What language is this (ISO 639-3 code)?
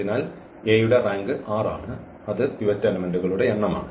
mal